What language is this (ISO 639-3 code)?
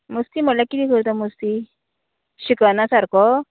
kok